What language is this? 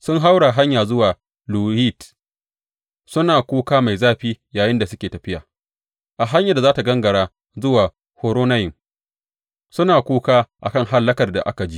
Hausa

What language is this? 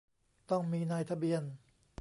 Thai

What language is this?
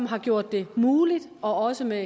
Danish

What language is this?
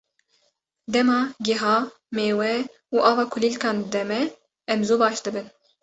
Kurdish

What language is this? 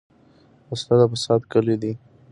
Pashto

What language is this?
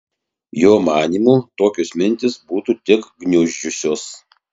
Lithuanian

